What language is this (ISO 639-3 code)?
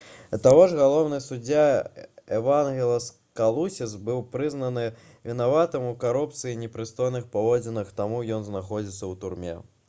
bel